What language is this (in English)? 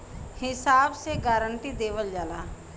Bhojpuri